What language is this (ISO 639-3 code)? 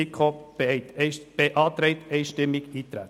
gsw